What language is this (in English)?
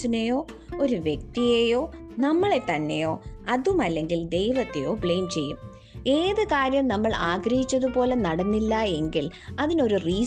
Malayalam